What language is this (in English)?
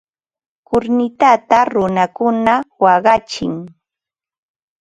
Ambo-Pasco Quechua